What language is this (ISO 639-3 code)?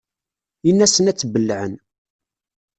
kab